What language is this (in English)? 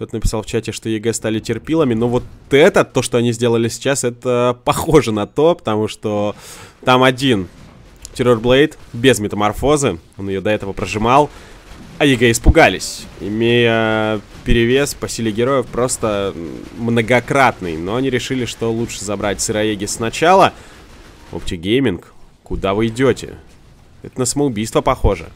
Russian